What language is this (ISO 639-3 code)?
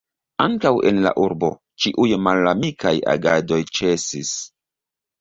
epo